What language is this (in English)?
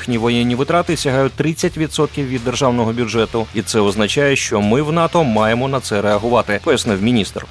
Ukrainian